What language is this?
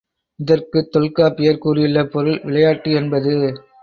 Tamil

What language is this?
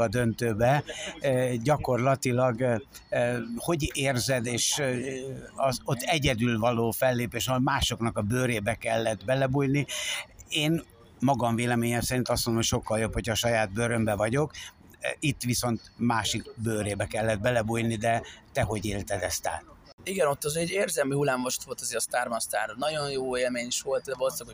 Hungarian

